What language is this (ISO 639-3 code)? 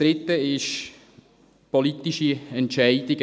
gsw